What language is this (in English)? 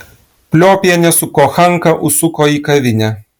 Lithuanian